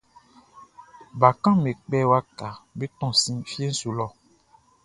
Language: Baoulé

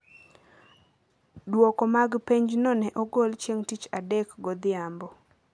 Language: Luo (Kenya and Tanzania)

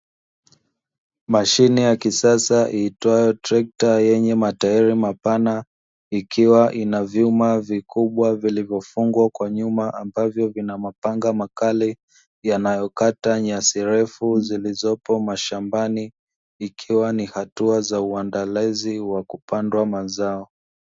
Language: Swahili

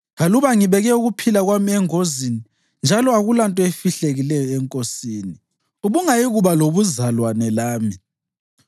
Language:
North Ndebele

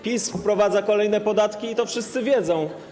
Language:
Polish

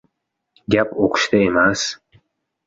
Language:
Uzbek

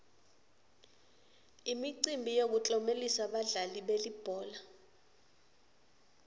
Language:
Swati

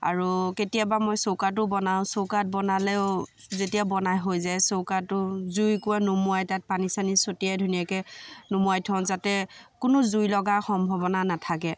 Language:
Assamese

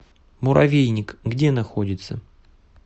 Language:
Russian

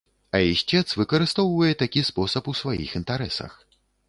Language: Belarusian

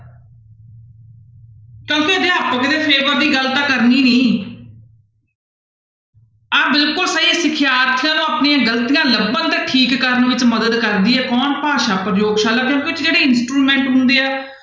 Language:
Punjabi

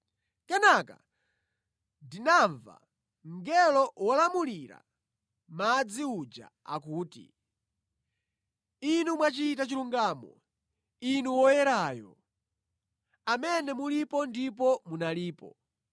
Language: Nyanja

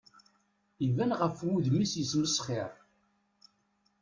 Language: Kabyle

